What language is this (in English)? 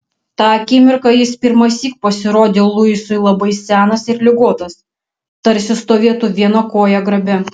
Lithuanian